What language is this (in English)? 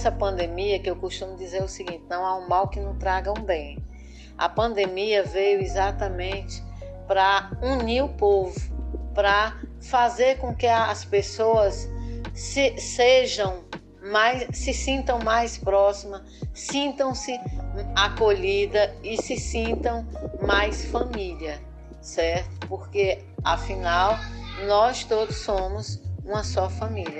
Portuguese